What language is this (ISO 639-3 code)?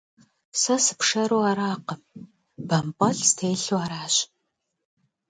kbd